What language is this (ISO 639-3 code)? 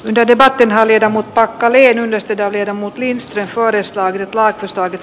fin